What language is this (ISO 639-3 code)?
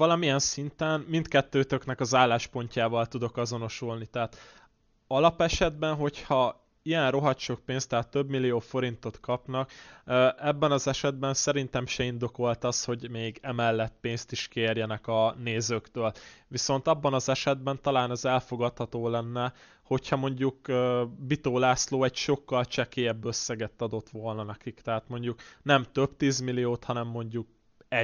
hun